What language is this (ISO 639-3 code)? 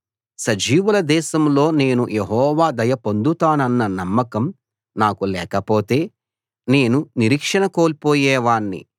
tel